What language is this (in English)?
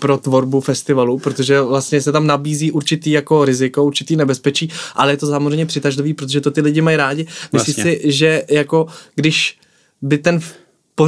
Czech